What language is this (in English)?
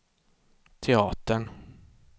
Swedish